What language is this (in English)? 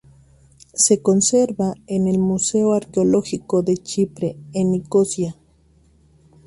Spanish